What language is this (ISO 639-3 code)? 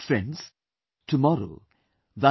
eng